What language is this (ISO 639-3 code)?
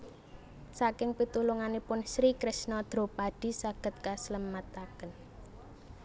jav